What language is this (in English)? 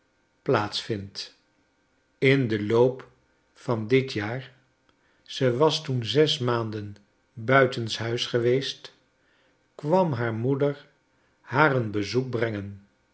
Dutch